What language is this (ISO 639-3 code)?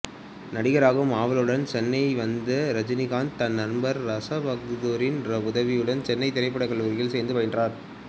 tam